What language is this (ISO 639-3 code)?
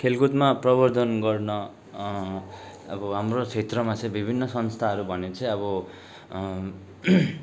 nep